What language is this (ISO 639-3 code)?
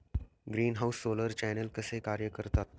mar